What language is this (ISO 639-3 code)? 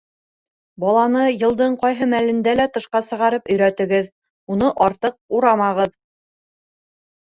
bak